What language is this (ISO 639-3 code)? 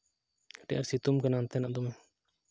sat